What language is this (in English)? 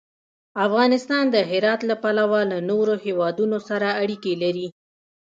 Pashto